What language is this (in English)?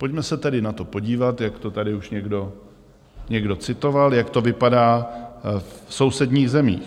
Czech